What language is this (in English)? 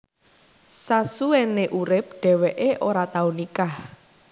Javanese